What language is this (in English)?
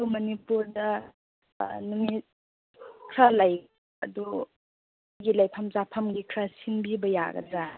Manipuri